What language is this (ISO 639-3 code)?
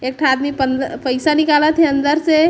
hne